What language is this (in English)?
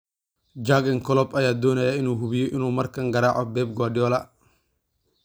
Somali